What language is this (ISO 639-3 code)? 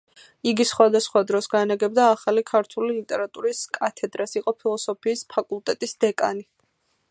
kat